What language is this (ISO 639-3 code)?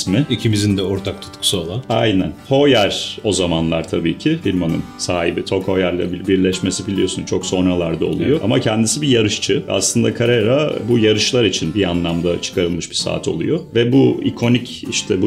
tur